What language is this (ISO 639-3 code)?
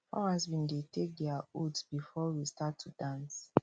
pcm